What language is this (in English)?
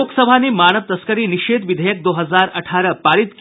Hindi